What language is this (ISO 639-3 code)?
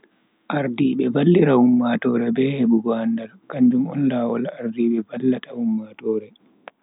fui